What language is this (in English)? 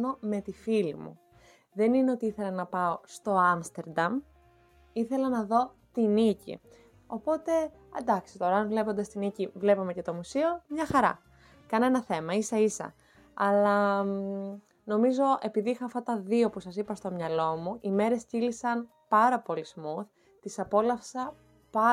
Greek